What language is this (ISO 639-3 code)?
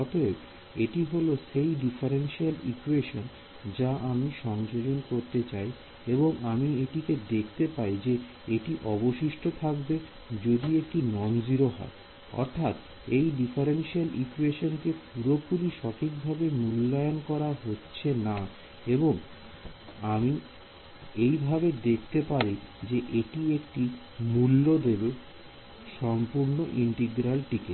ben